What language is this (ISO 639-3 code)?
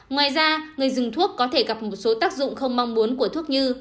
vie